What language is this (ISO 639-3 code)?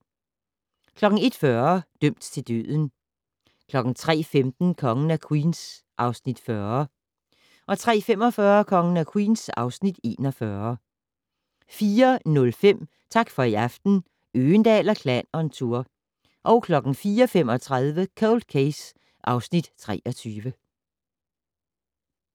dan